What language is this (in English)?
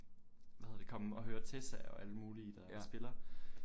Danish